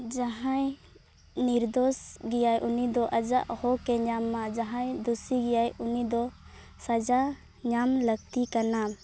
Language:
Santali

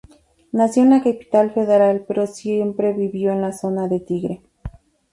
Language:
Spanish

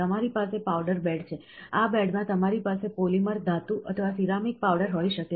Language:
Gujarati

